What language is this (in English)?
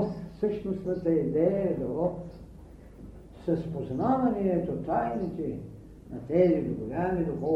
Bulgarian